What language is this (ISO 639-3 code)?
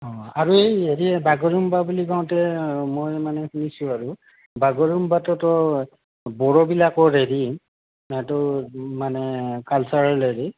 asm